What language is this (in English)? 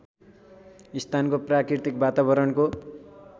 Nepali